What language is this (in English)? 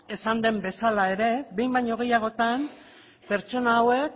Basque